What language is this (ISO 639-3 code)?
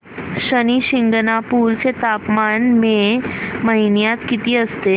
mar